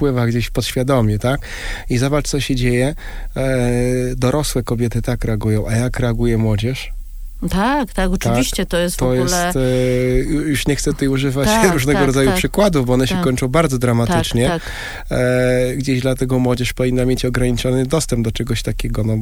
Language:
Polish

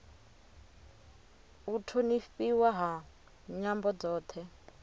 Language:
Venda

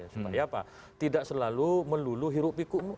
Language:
Indonesian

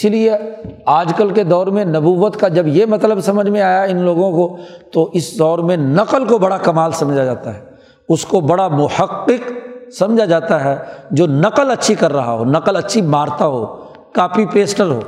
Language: Urdu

